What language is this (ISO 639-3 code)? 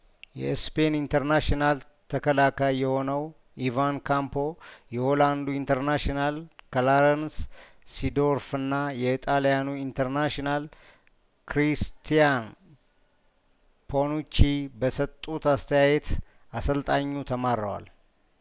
amh